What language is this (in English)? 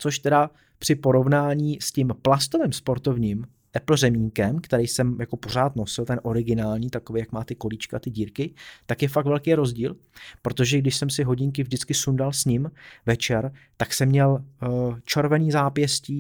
Czech